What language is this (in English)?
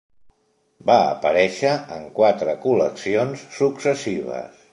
Catalan